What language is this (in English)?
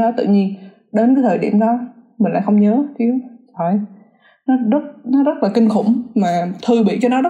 Vietnamese